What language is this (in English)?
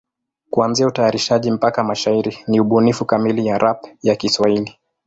Swahili